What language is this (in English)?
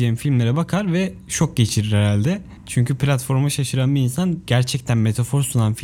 Turkish